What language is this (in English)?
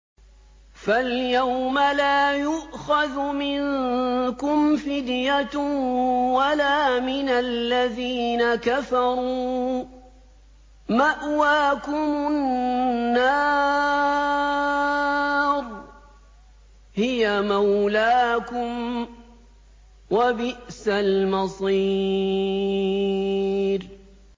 Arabic